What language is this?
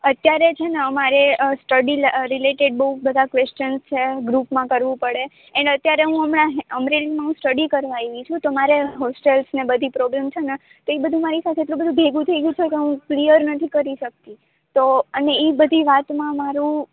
Gujarati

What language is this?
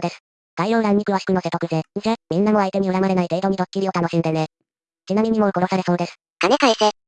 Japanese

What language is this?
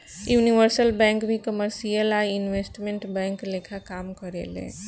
Bhojpuri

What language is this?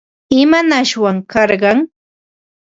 Ambo-Pasco Quechua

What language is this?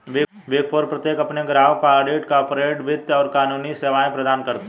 Hindi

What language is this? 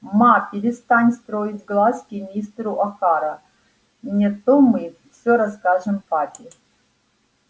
Russian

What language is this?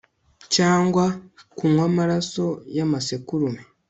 Kinyarwanda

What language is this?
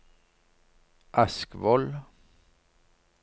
Norwegian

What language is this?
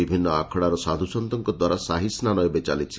Odia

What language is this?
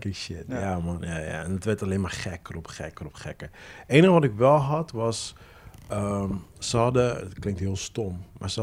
Dutch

